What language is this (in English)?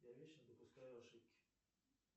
Russian